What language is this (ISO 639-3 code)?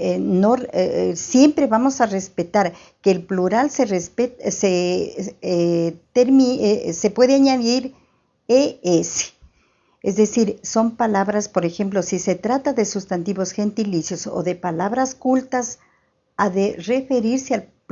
spa